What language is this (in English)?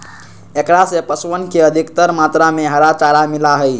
Magahi